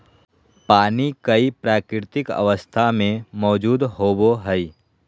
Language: Magahi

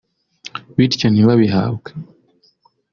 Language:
Kinyarwanda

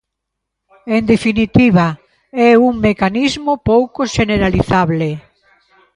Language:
Galician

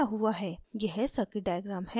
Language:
Hindi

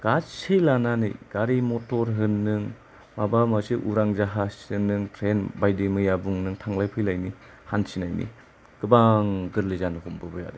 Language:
Bodo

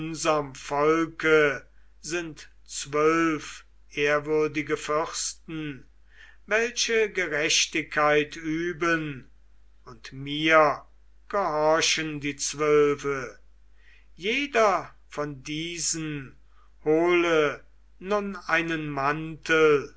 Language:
German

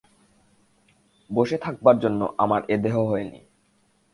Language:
Bangla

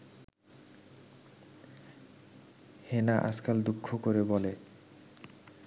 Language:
Bangla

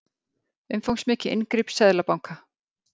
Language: Icelandic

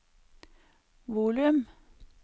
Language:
Norwegian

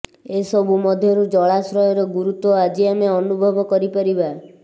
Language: Odia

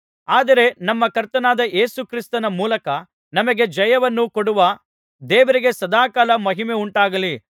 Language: Kannada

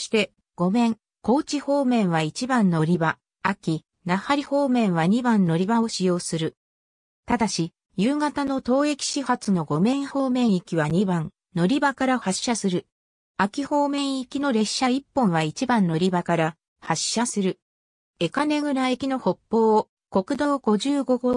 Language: Japanese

